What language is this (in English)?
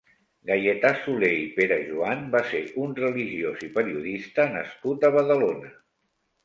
Catalan